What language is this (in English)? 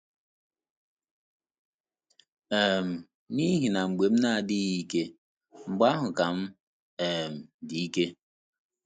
Igbo